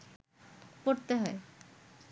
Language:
Bangla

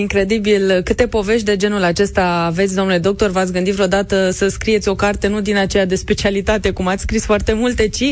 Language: Romanian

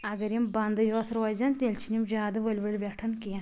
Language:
Kashmiri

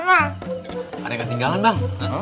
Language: Indonesian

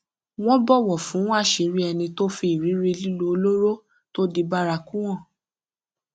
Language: Yoruba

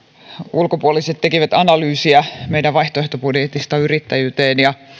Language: Finnish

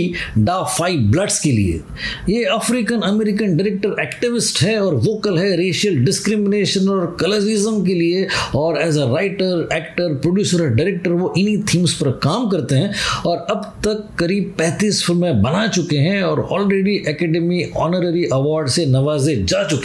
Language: Hindi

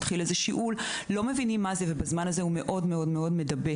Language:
Hebrew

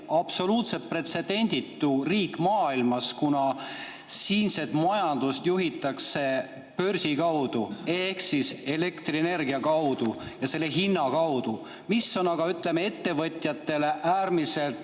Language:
Estonian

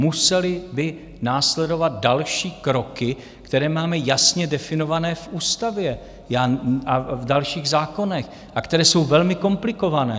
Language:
Czech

